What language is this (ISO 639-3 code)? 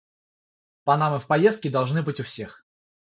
rus